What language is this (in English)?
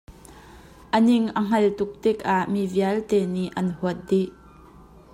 Hakha Chin